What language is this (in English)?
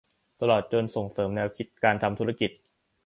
Thai